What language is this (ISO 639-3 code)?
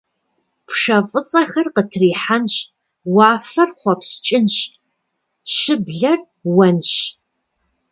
kbd